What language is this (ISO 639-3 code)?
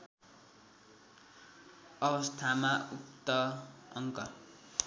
nep